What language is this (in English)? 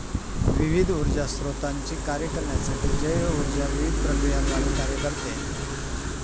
Marathi